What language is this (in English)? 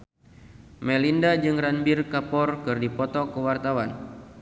Sundanese